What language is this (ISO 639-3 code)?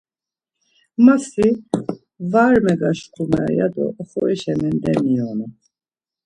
lzz